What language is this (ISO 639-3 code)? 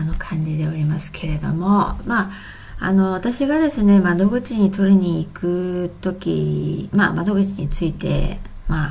jpn